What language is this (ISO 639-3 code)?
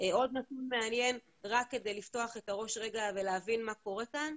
heb